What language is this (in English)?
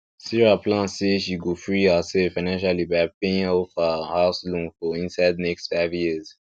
Nigerian Pidgin